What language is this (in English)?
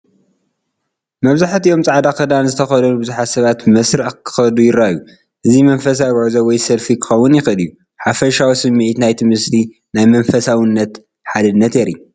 Tigrinya